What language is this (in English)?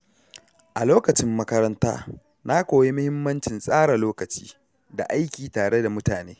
Hausa